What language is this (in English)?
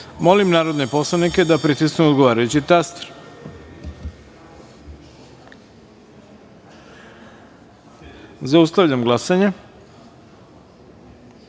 Serbian